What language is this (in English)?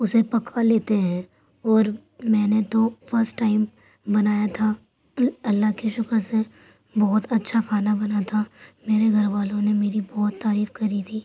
Urdu